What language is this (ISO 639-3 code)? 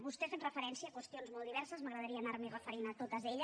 cat